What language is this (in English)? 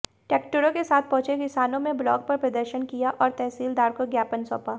Hindi